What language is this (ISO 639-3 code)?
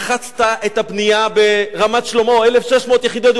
heb